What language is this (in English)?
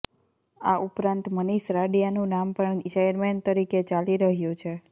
Gujarati